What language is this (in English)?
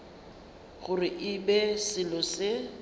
Northern Sotho